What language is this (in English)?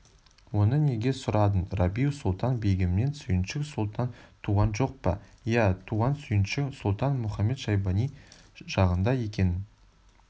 Kazakh